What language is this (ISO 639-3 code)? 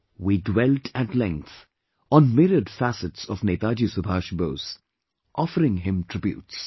eng